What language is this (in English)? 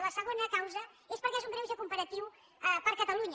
Catalan